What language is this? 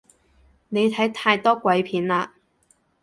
Cantonese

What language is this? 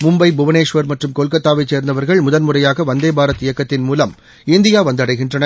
Tamil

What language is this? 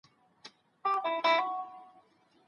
Pashto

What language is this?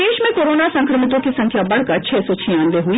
Hindi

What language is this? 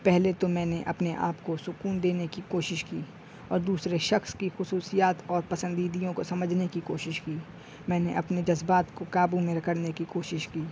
Urdu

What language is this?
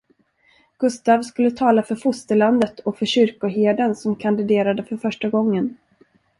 Swedish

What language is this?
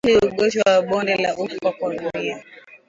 Swahili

